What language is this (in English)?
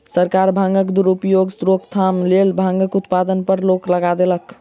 Maithili